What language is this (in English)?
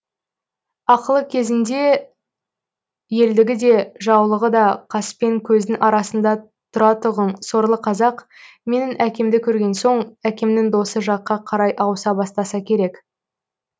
Kazakh